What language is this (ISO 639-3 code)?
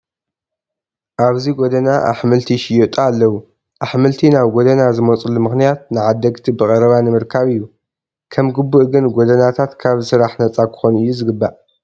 tir